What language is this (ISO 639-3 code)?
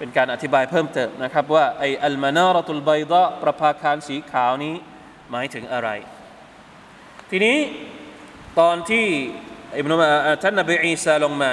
tha